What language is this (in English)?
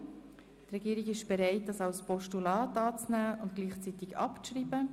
Swiss German